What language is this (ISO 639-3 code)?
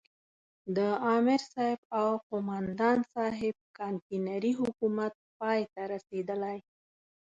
pus